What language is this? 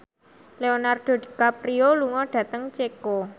Javanese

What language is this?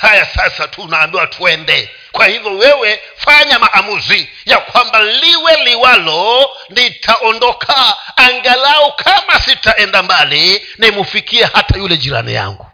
Swahili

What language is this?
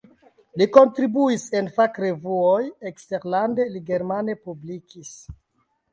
Esperanto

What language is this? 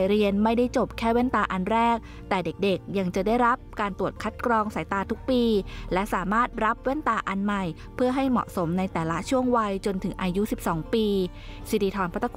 Thai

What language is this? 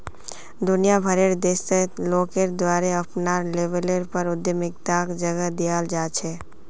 Magahi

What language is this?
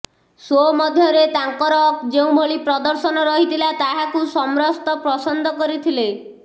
Odia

